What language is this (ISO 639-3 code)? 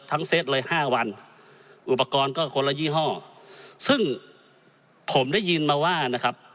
tha